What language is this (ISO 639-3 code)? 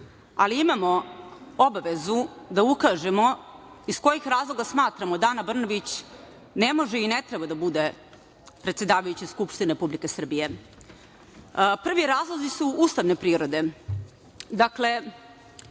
srp